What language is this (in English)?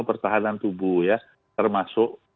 Indonesian